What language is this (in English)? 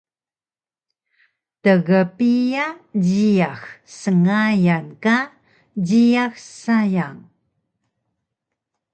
Taroko